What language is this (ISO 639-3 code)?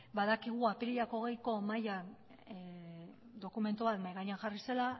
eus